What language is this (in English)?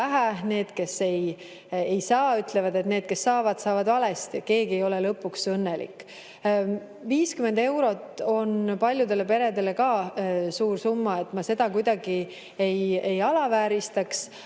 Estonian